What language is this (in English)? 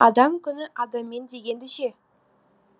Kazakh